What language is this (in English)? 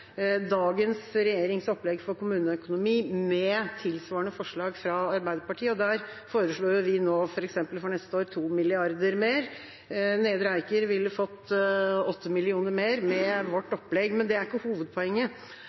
Norwegian Bokmål